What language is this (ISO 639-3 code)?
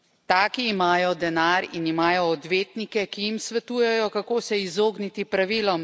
slv